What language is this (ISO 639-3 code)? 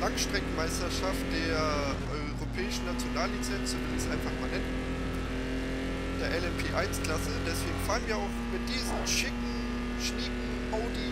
deu